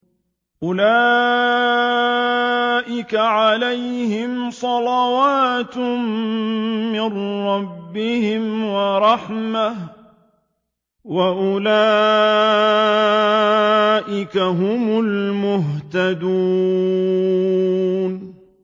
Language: Arabic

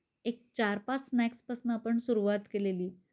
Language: Marathi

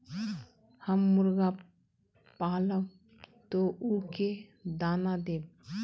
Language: Magahi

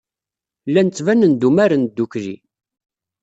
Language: Kabyle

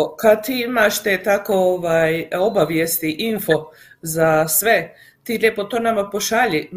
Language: Croatian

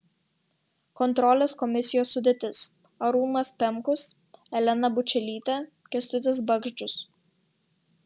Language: Lithuanian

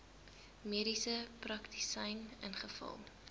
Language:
Afrikaans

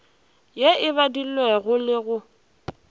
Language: Northern Sotho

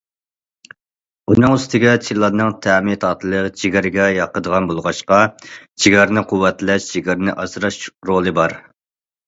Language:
Uyghur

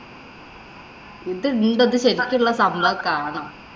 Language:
Malayalam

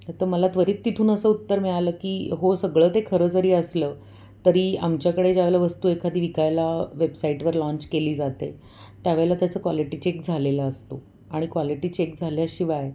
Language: Marathi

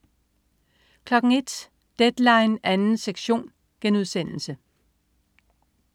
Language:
Danish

